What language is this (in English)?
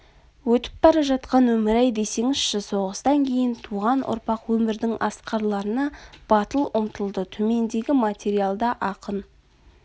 Kazakh